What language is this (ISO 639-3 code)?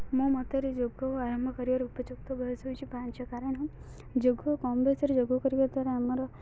ori